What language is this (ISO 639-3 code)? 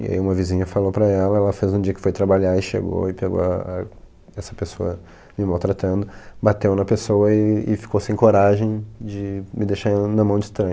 por